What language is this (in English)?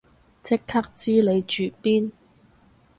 Cantonese